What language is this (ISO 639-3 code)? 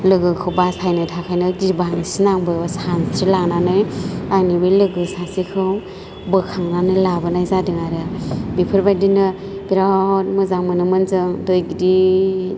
brx